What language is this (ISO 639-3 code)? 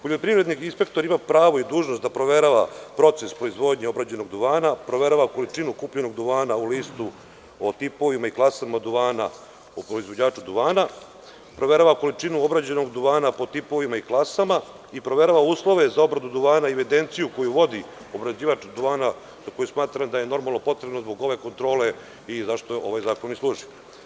srp